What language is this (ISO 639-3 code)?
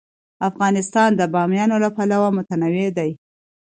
pus